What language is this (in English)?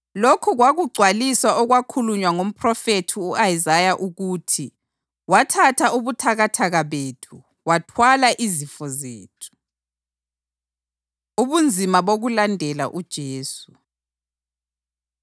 North Ndebele